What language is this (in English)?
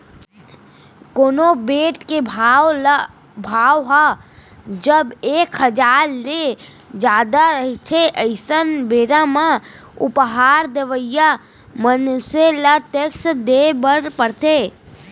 Chhattisgarhi